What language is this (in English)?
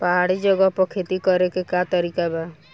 Bhojpuri